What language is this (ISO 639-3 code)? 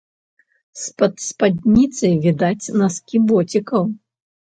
bel